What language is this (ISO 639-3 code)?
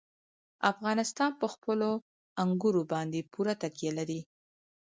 pus